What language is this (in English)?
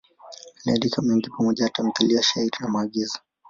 Swahili